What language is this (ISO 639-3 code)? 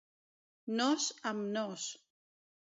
cat